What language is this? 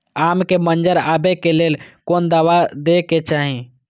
Maithili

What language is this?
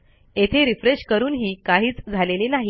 Marathi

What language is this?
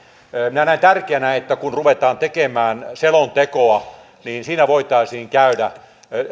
Finnish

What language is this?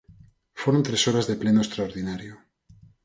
Galician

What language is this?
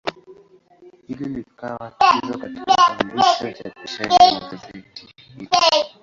Swahili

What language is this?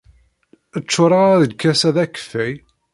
Kabyle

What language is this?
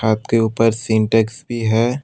Hindi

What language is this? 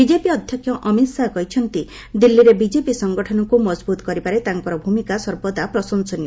Odia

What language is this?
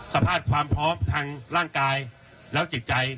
Thai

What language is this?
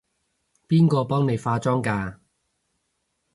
Cantonese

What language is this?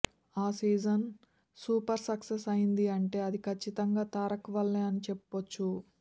Telugu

